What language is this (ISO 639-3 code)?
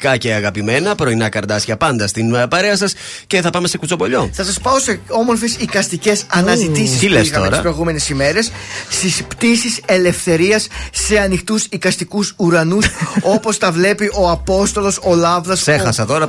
ell